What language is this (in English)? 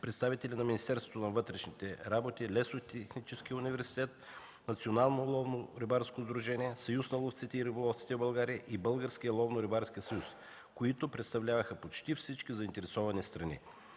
Bulgarian